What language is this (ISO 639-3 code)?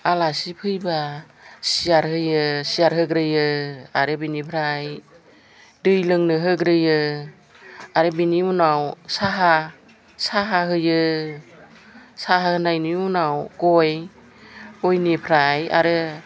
brx